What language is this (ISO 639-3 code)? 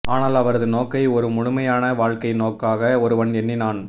tam